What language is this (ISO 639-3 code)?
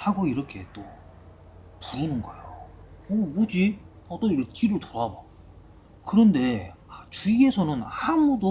kor